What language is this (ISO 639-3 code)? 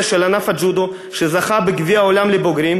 heb